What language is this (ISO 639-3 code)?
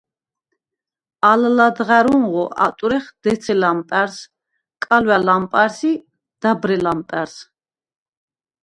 sva